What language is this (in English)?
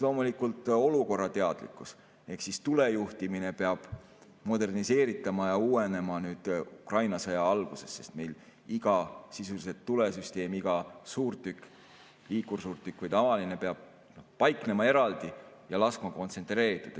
Estonian